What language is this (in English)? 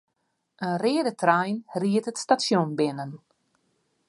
Western Frisian